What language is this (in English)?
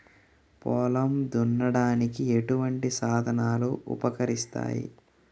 Telugu